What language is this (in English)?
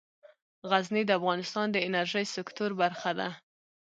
Pashto